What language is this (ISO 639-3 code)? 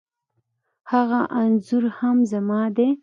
pus